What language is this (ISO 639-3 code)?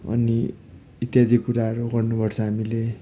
nep